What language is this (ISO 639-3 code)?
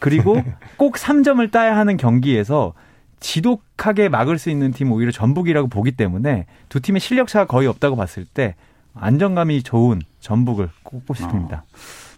kor